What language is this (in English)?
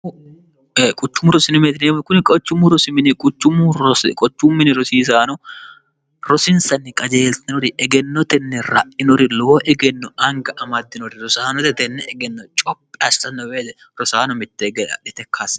Sidamo